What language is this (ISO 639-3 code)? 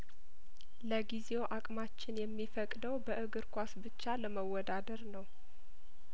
amh